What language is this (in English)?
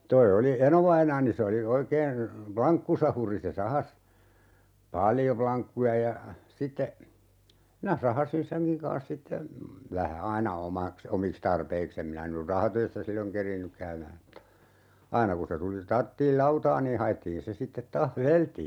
Finnish